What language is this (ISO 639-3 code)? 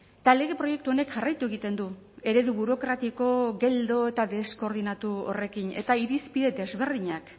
eus